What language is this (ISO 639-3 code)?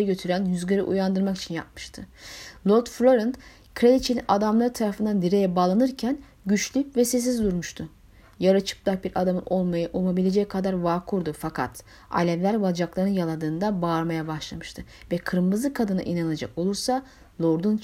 tur